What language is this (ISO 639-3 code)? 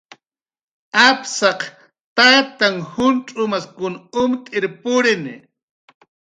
jqr